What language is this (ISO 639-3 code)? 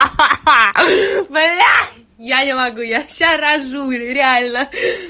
rus